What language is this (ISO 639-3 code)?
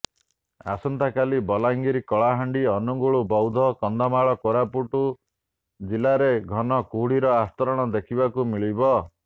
ori